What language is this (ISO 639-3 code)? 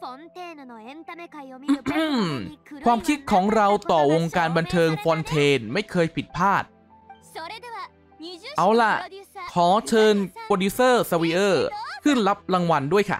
tha